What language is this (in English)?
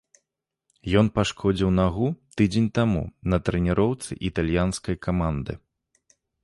Belarusian